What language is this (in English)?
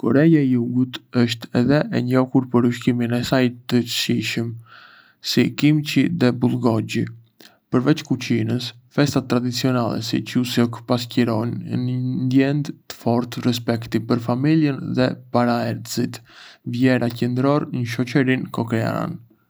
Arbëreshë Albanian